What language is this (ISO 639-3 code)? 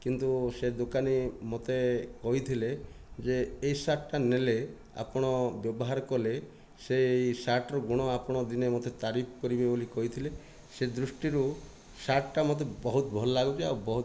ori